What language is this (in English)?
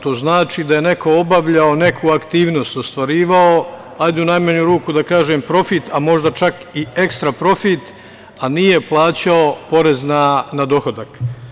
Serbian